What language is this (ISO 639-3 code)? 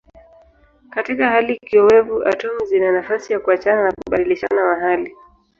swa